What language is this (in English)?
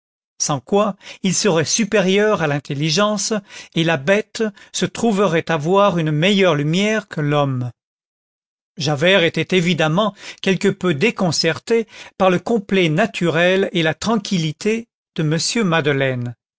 French